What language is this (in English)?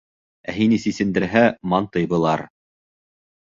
Bashkir